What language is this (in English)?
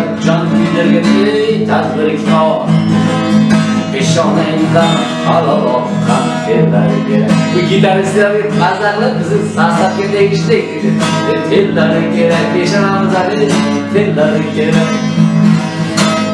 Turkish